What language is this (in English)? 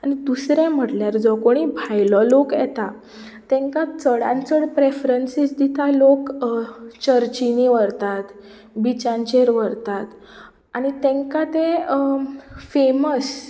Konkani